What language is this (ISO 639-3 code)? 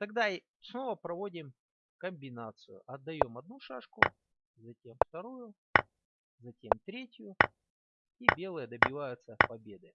rus